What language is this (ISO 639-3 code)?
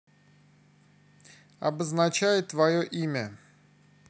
rus